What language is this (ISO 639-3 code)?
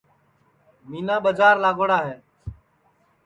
ssi